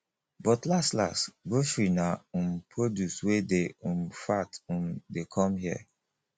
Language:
Nigerian Pidgin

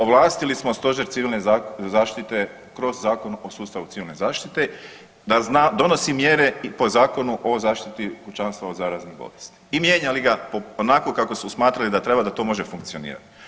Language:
Croatian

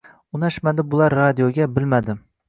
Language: Uzbek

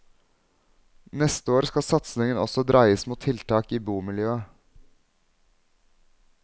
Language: Norwegian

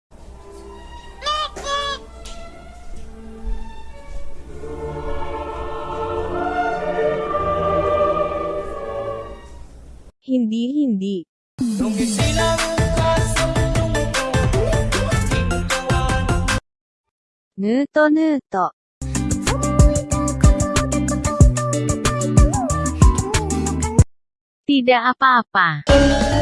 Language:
Japanese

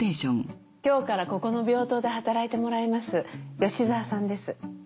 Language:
Japanese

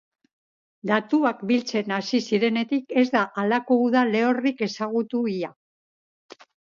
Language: Basque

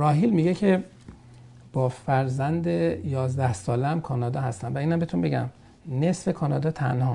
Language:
Persian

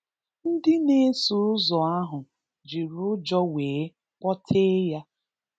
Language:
Igbo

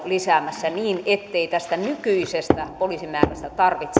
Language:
Finnish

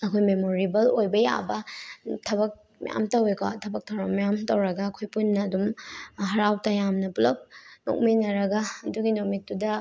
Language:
Manipuri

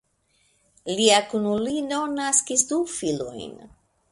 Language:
Esperanto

